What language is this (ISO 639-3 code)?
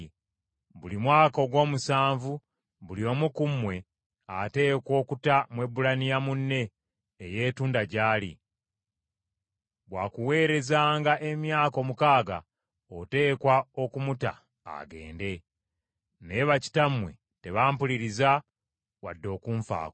lug